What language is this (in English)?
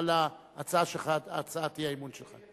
Hebrew